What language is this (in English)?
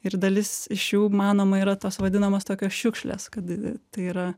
Lithuanian